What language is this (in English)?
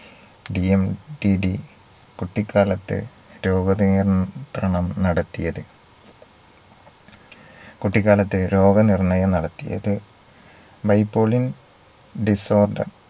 Malayalam